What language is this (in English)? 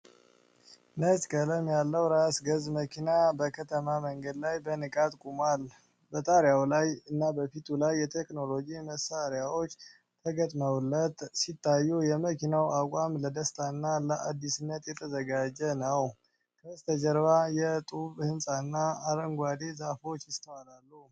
Amharic